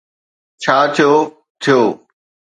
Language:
Sindhi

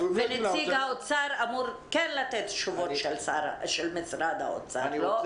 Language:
Hebrew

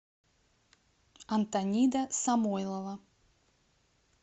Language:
Russian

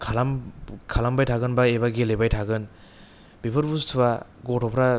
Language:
Bodo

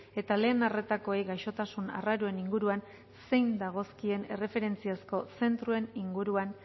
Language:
Basque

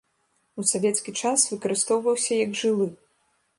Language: Belarusian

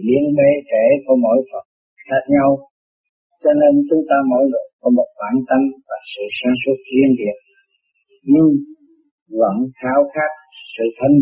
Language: Vietnamese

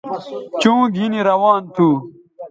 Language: Bateri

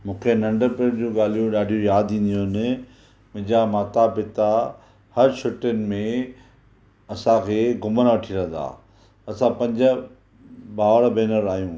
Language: Sindhi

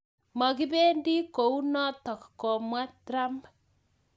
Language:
Kalenjin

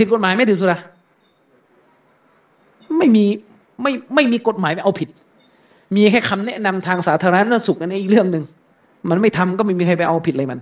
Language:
Thai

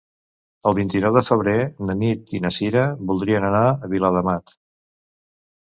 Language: Catalan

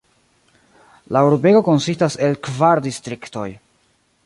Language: Esperanto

